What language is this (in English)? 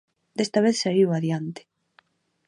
Galician